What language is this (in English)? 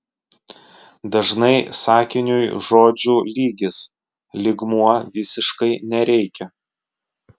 Lithuanian